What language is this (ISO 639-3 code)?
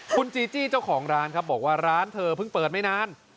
tha